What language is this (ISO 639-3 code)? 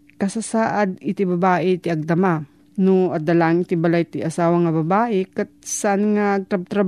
fil